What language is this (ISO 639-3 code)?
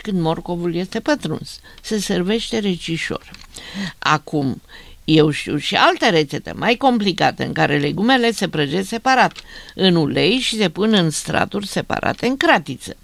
ron